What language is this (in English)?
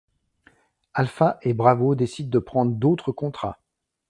French